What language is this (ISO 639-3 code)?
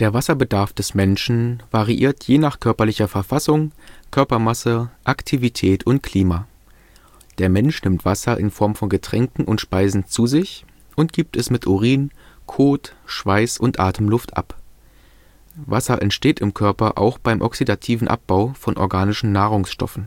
deu